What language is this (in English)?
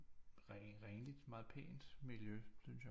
Danish